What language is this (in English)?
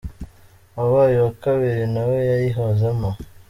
Kinyarwanda